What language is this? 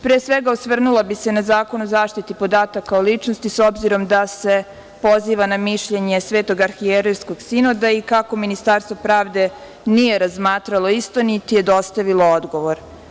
Serbian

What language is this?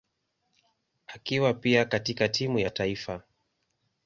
Swahili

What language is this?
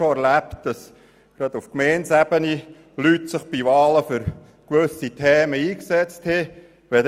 Swiss German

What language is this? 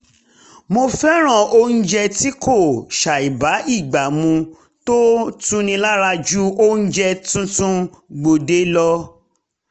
Yoruba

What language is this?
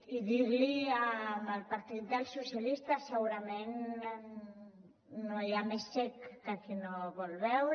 Catalan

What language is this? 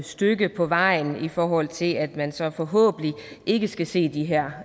Danish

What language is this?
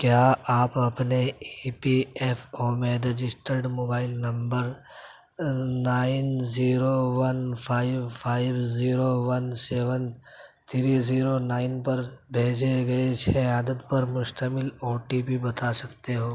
Urdu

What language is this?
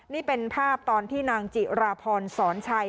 Thai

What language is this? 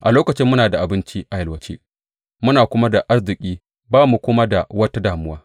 Hausa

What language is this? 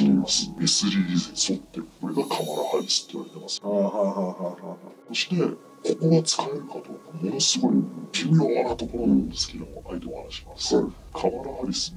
Japanese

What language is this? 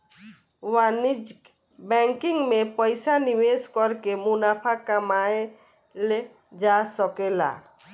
Bhojpuri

